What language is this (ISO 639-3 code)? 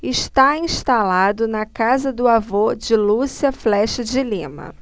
por